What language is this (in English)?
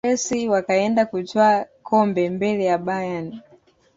Swahili